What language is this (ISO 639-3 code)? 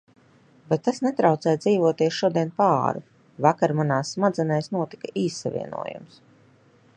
lav